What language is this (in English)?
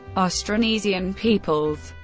English